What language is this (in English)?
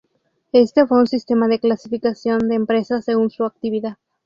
Spanish